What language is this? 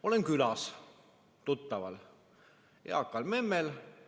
Estonian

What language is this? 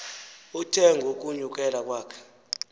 Xhosa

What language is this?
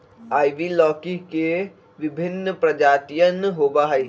Magahi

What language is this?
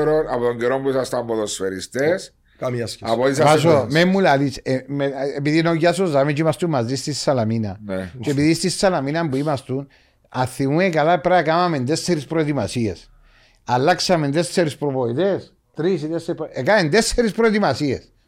Greek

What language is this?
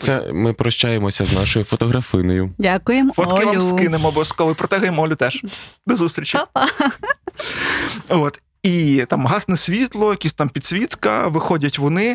Ukrainian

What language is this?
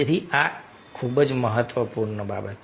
Gujarati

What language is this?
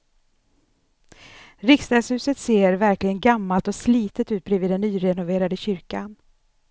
Swedish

